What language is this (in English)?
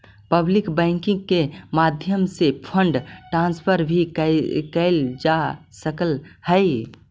Magahi